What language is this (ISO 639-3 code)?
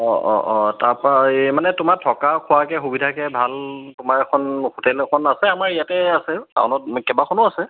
asm